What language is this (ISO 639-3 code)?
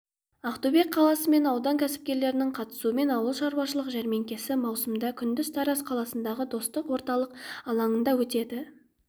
kaz